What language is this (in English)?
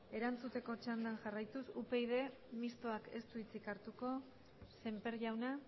Basque